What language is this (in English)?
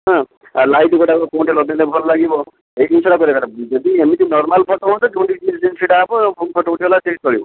Odia